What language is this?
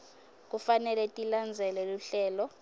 Swati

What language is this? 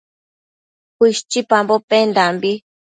Matsés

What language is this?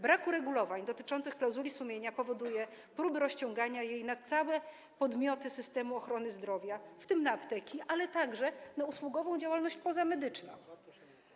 Polish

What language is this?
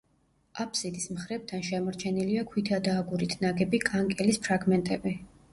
Georgian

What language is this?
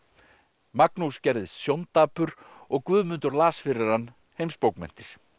Icelandic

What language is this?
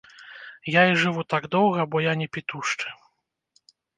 Belarusian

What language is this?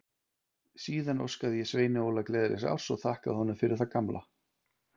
Icelandic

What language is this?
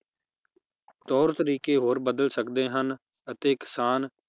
Punjabi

